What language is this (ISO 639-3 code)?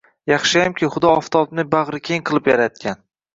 uzb